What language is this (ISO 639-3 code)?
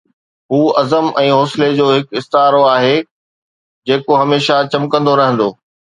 snd